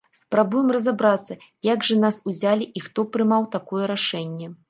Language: Belarusian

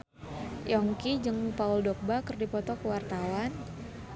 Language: Sundanese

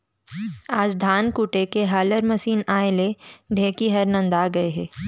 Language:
Chhattisgarhi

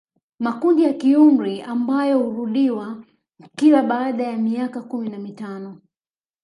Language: Swahili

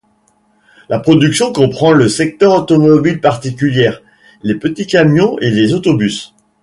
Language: French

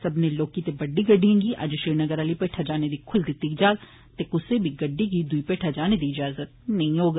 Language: Dogri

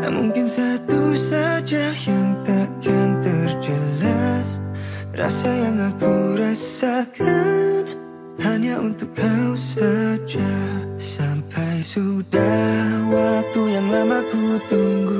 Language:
Indonesian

